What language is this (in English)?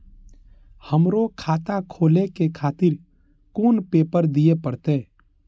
Maithili